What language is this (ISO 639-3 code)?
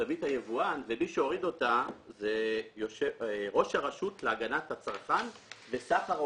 heb